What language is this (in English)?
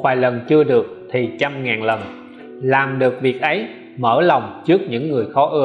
Vietnamese